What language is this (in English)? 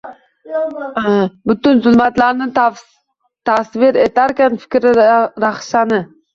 Uzbek